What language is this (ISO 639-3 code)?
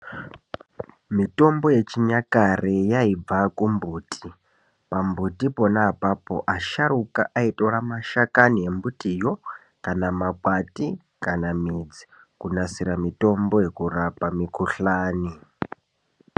ndc